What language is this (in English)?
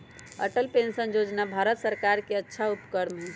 Magahi